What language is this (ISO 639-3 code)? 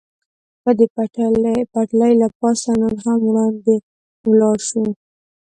pus